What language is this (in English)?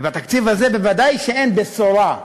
Hebrew